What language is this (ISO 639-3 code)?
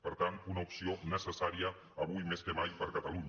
cat